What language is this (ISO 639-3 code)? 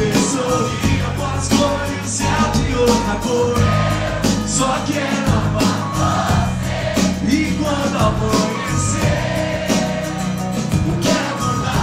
ron